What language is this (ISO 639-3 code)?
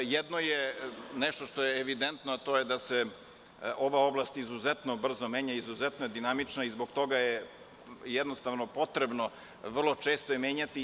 srp